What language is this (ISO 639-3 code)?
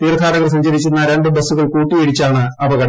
mal